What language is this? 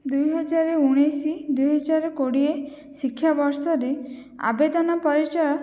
Odia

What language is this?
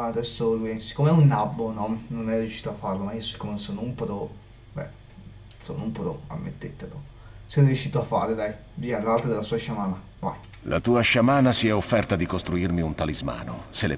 Italian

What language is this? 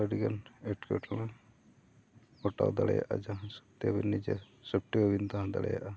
Santali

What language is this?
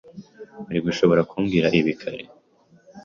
Kinyarwanda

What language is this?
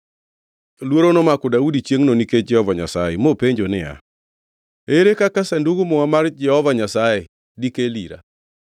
Luo (Kenya and Tanzania)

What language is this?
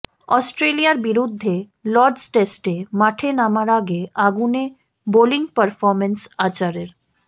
Bangla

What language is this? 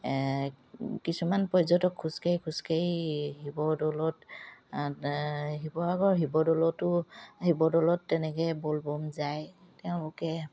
Assamese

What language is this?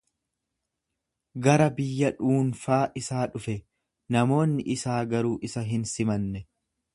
Oromo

